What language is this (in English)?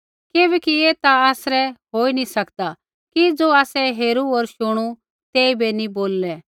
Kullu Pahari